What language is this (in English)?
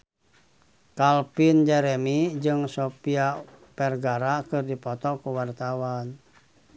Sundanese